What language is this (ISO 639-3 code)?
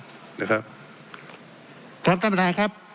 tha